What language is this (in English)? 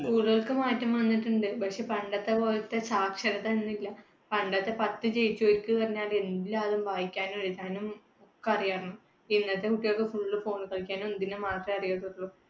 Malayalam